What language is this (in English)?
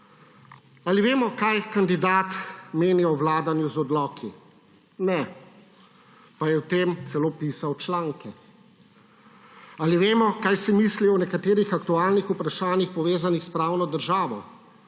Slovenian